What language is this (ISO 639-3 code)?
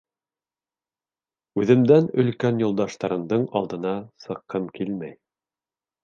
bak